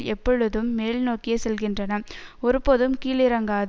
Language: Tamil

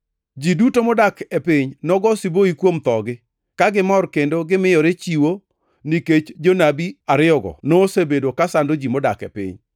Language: Luo (Kenya and Tanzania)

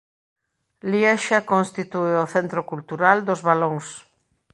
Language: Galician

